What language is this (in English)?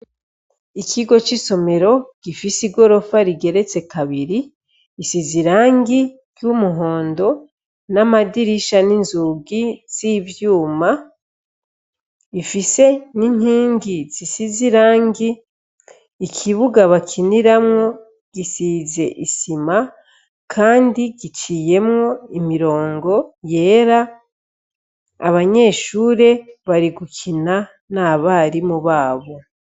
Rundi